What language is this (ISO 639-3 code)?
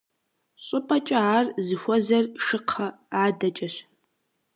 kbd